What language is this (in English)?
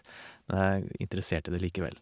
Norwegian